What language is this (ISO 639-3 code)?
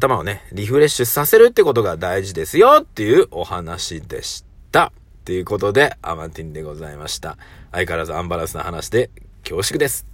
jpn